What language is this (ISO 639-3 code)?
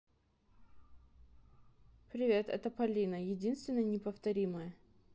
rus